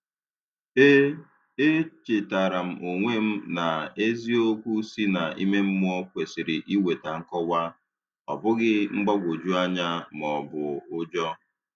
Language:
Igbo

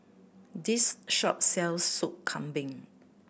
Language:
English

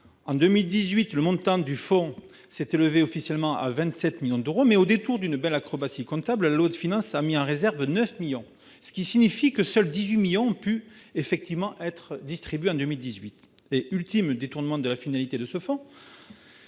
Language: French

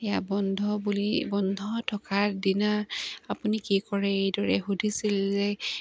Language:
Assamese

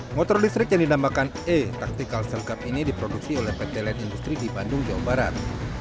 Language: Indonesian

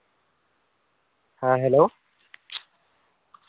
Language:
Santali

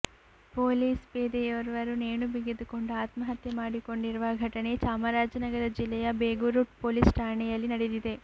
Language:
Kannada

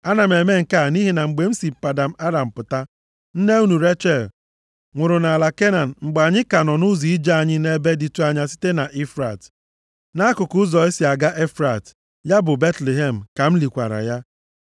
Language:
Igbo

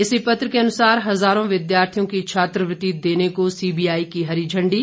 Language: Hindi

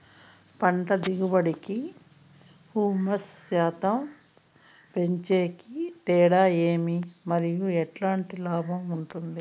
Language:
Telugu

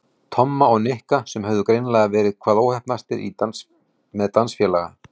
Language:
Icelandic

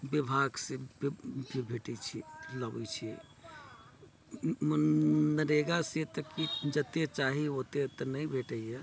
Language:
Maithili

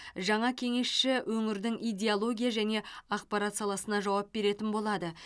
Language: Kazakh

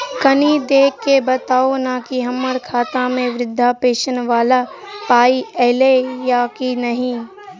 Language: Maithili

